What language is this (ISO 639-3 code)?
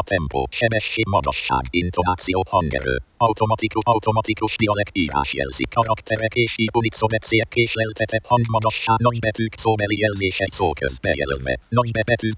hun